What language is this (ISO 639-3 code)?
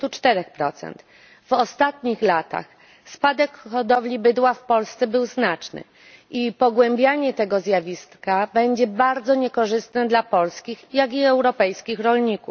pol